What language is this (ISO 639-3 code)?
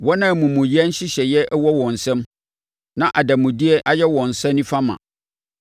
aka